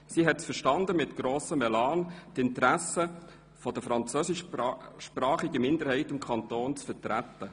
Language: Swiss German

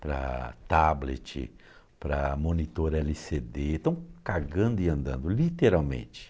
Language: Portuguese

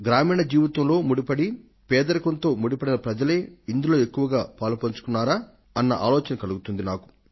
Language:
Telugu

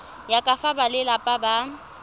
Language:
Tswana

